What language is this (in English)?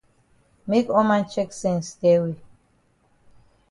Cameroon Pidgin